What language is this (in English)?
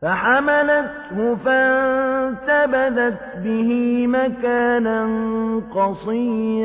Arabic